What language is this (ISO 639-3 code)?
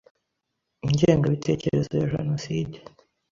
kin